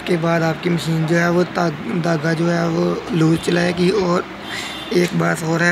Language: Hindi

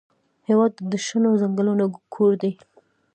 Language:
Pashto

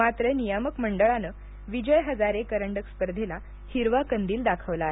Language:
Marathi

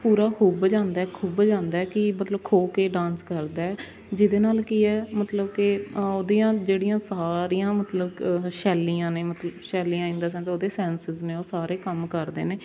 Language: Punjabi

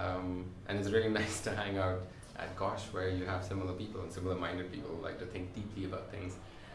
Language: English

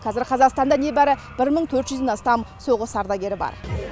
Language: Kazakh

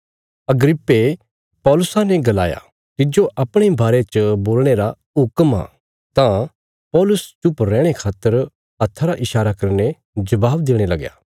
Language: Bilaspuri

